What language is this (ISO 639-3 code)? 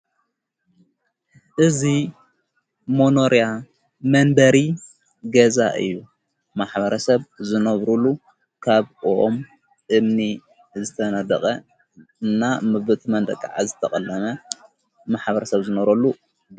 tir